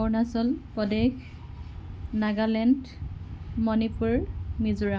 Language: Assamese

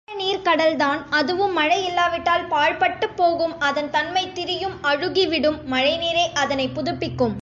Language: Tamil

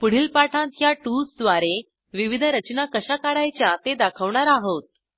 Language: Marathi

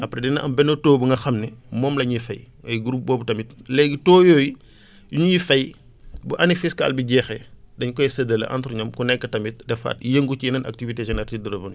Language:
Wolof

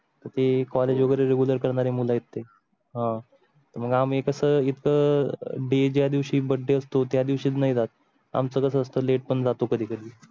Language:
Marathi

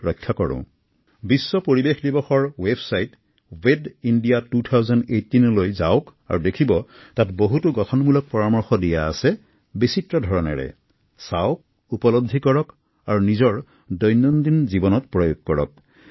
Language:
Assamese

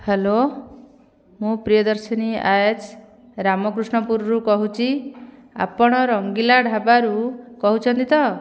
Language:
Odia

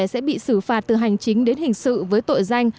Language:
Vietnamese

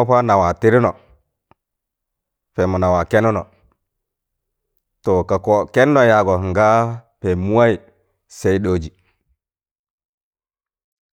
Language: Tangale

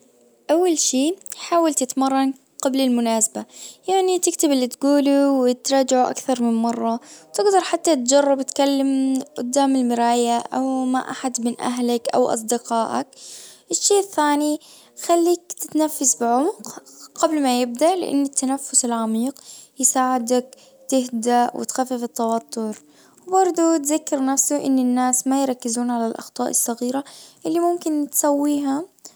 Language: Najdi Arabic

